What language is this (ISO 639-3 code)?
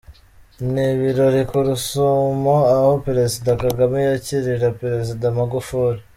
kin